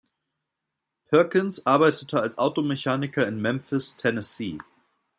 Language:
German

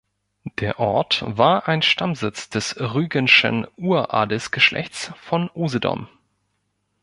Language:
German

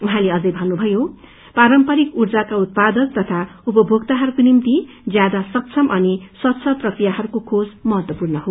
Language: Nepali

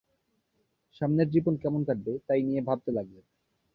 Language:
Bangla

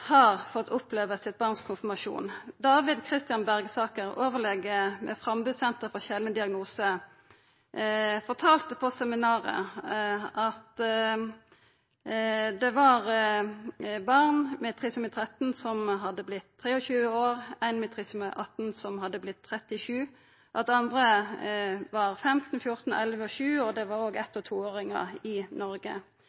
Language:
Norwegian Nynorsk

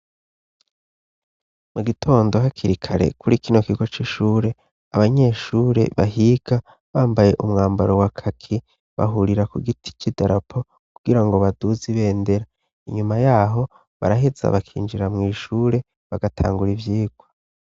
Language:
Rundi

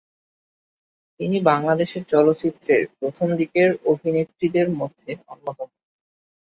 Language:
Bangla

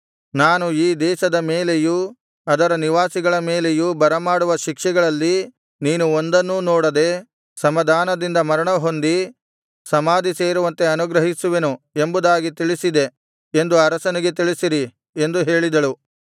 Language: Kannada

